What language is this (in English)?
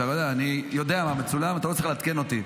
Hebrew